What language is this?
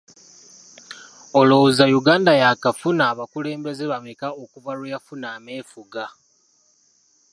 Ganda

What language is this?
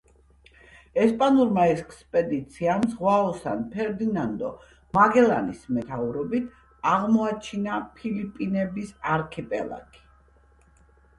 Georgian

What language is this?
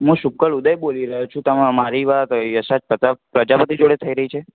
Gujarati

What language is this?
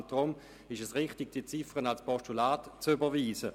Swiss German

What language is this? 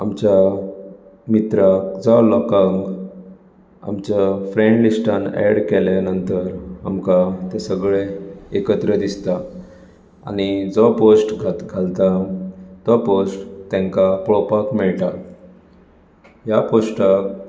Konkani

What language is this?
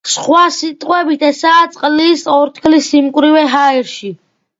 Georgian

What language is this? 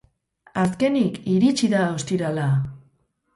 Basque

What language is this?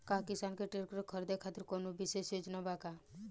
Bhojpuri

